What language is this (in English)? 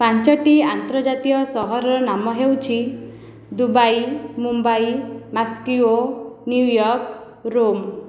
Odia